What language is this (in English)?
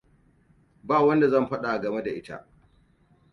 Hausa